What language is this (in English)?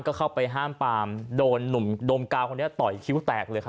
Thai